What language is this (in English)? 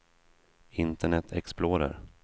Swedish